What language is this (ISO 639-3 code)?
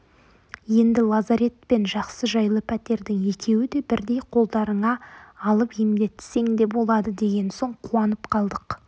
kaz